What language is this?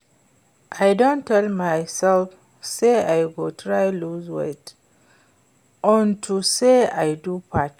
Nigerian Pidgin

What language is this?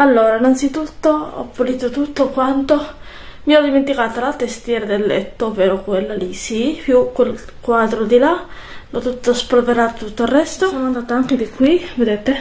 Italian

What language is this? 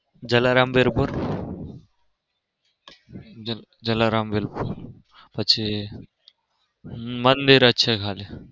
Gujarati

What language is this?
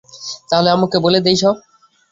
Bangla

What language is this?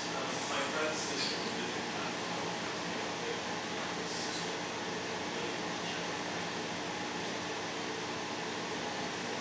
English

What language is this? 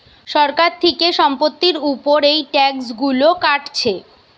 Bangla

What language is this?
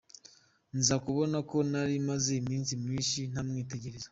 Kinyarwanda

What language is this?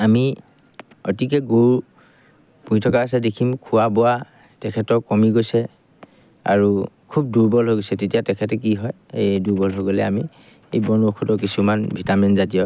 Assamese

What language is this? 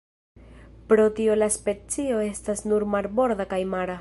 Esperanto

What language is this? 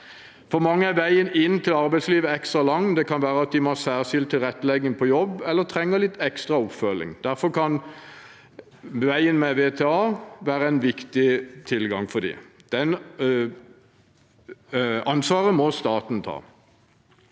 Norwegian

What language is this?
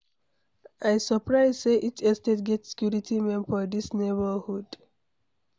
Nigerian Pidgin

